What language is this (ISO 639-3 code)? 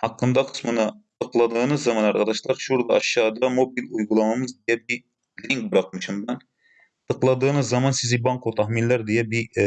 tur